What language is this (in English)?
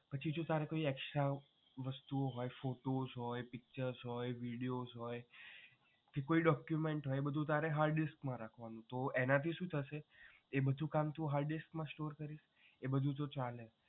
Gujarati